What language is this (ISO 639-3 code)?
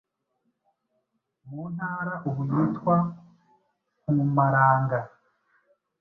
kin